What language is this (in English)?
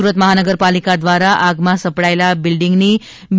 Gujarati